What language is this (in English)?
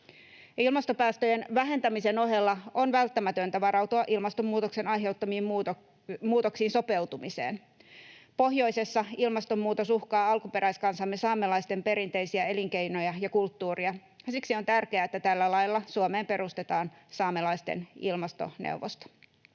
Finnish